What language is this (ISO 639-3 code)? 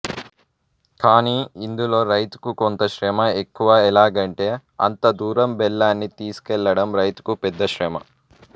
tel